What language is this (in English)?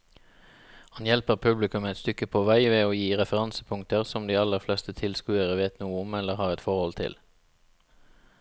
Norwegian